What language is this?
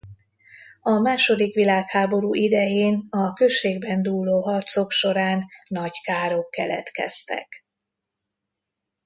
Hungarian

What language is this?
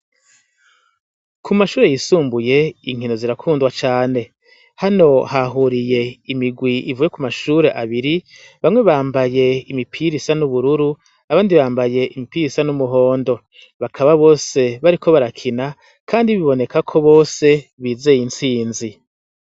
Rundi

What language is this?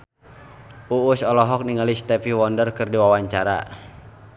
Sundanese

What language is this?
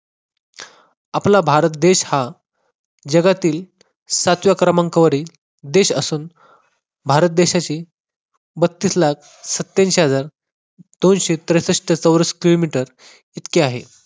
Marathi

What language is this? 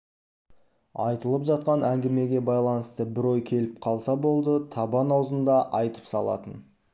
Kazakh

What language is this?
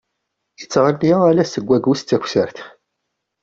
Kabyle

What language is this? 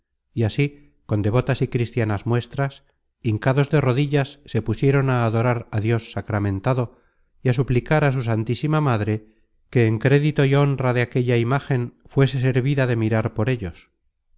Spanish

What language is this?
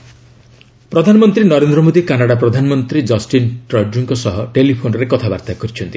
Odia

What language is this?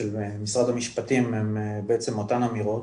Hebrew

